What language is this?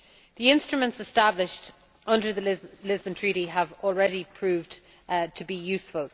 English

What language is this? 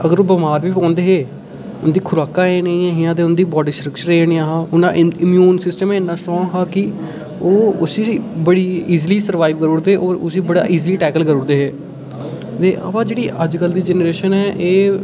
Dogri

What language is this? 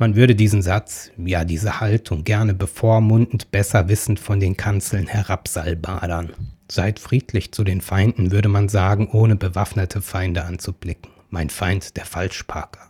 German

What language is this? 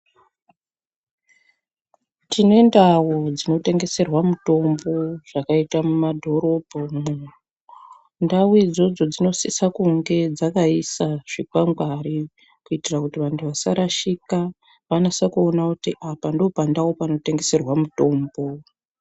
Ndau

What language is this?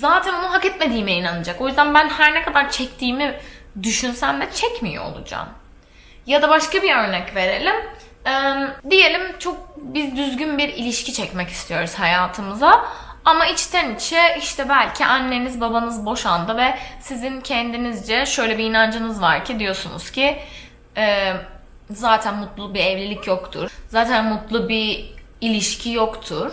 Turkish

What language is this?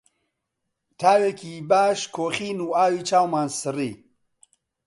Central Kurdish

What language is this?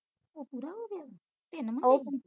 Punjabi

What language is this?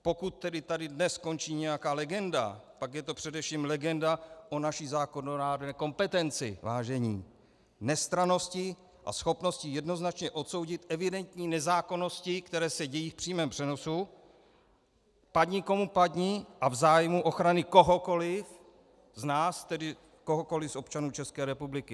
Czech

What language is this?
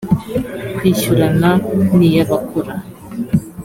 Kinyarwanda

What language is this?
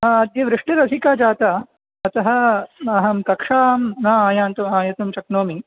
Sanskrit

